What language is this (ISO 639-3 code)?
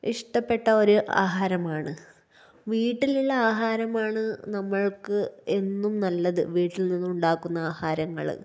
mal